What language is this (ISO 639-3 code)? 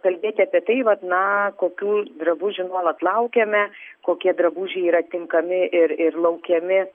lit